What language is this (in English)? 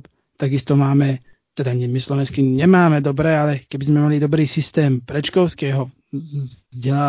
Slovak